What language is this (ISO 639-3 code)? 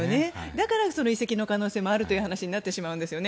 jpn